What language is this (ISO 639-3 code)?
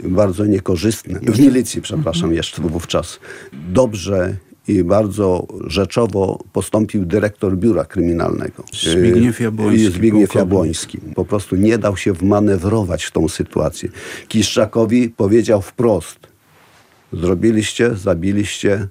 pol